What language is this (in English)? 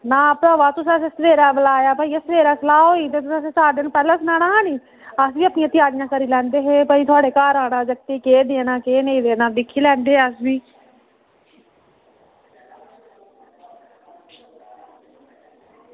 Dogri